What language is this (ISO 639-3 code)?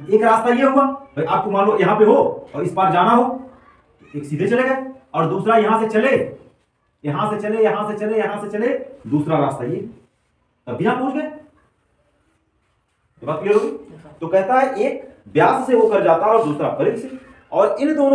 hin